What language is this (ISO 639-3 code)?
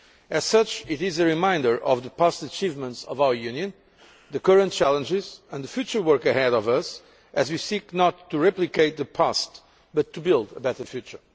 eng